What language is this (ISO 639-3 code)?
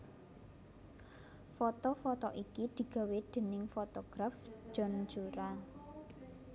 jav